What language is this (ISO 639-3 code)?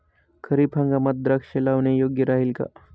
mar